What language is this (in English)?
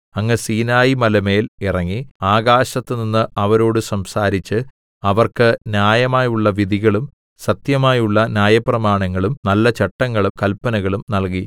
Malayalam